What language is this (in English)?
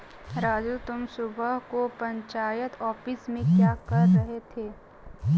Hindi